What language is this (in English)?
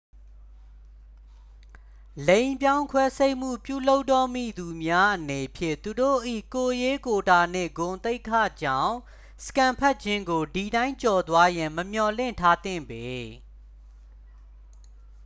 Burmese